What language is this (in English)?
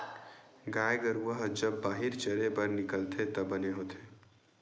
Chhattisgarhi